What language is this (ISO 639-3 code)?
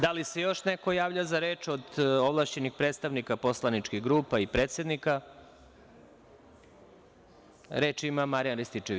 srp